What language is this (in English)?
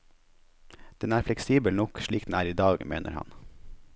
Norwegian